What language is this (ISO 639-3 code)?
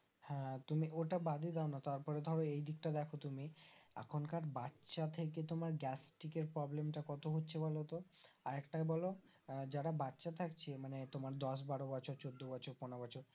ben